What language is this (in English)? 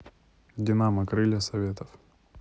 Russian